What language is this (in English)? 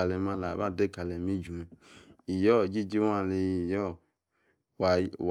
Yace